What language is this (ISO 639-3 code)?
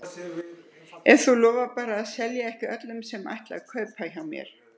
isl